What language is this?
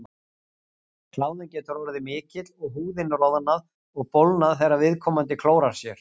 Icelandic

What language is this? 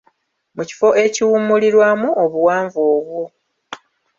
Ganda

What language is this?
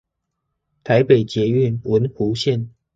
Chinese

